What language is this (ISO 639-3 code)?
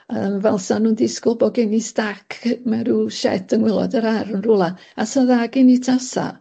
cym